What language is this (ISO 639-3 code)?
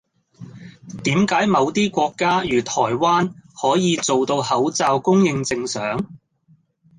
yue